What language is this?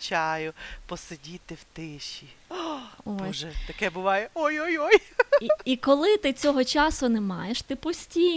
Ukrainian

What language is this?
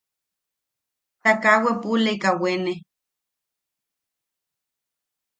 Yaqui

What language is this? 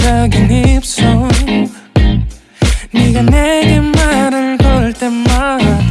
Indonesian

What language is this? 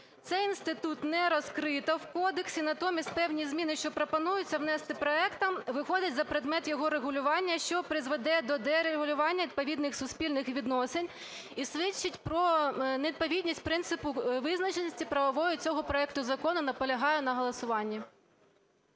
Ukrainian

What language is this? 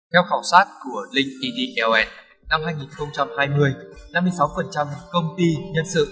Vietnamese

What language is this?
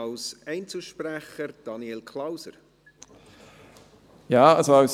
Swiss German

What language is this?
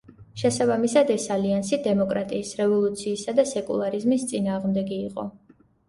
Georgian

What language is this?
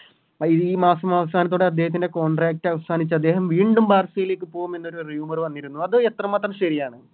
Malayalam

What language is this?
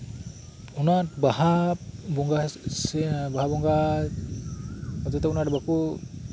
Santali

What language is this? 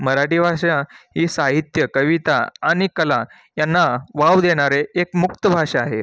Marathi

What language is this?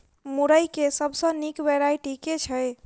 Maithili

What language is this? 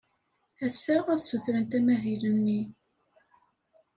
Kabyle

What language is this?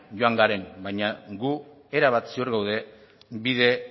Basque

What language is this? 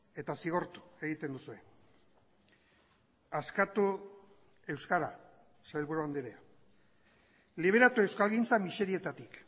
Basque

